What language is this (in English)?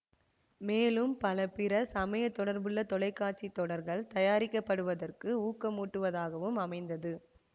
Tamil